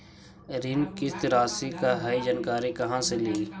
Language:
Magahi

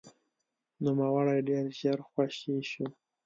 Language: Pashto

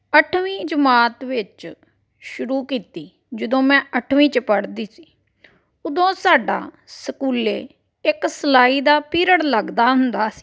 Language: Punjabi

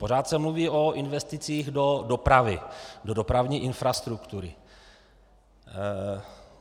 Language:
Czech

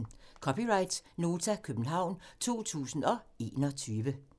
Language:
Danish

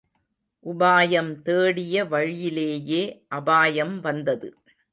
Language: Tamil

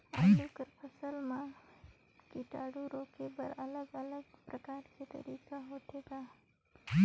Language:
Chhattisgarhi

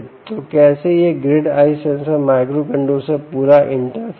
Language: Hindi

